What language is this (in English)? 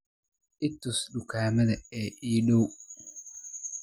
Somali